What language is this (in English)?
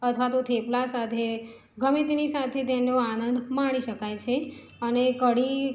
Gujarati